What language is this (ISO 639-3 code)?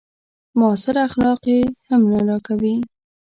pus